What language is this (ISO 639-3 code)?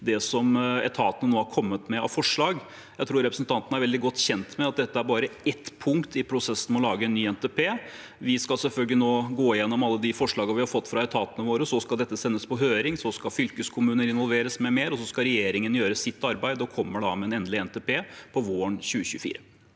nor